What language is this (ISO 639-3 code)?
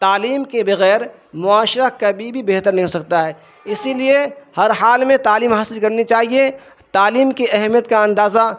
urd